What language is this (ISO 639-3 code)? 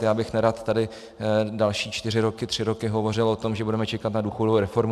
ces